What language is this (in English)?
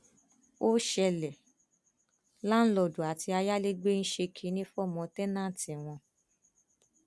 Yoruba